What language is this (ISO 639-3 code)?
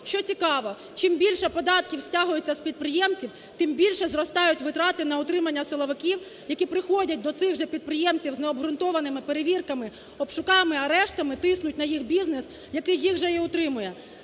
ukr